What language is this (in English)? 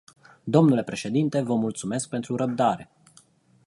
Romanian